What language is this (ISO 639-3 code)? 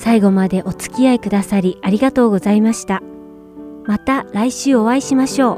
jpn